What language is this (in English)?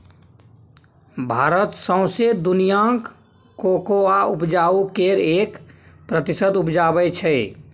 Maithili